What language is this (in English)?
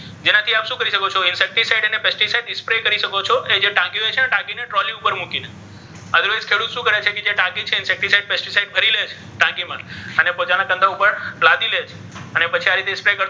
Gujarati